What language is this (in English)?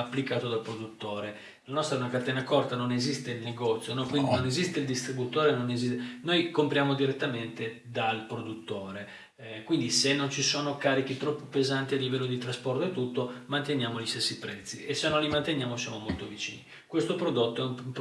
Italian